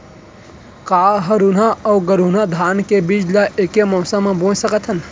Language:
Chhattisgarhi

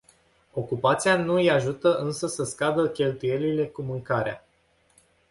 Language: Romanian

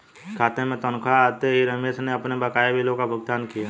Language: Hindi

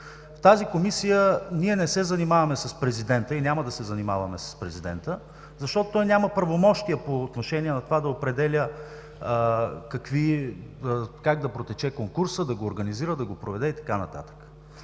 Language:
Bulgarian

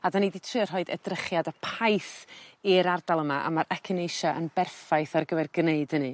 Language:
Welsh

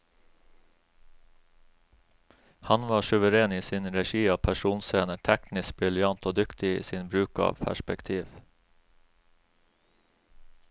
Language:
Norwegian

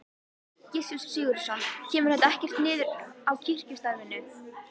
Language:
Icelandic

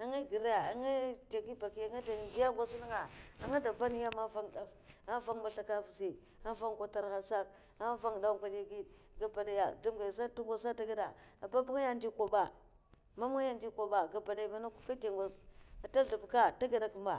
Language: Mafa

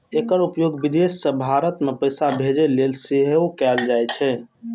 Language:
Maithili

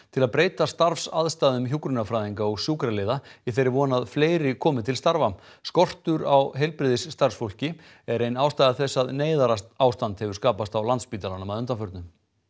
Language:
Icelandic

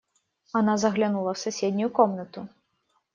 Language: Russian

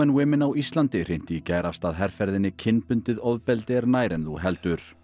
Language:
Icelandic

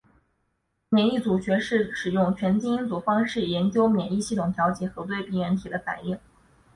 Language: Chinese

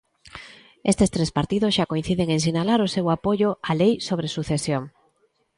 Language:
Galician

